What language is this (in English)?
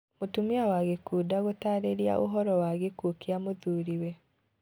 Kikuyu